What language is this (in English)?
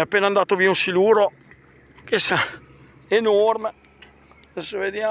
Italian